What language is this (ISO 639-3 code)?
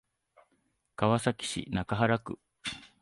jpn